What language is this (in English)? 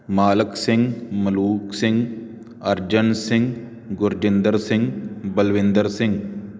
Punjabi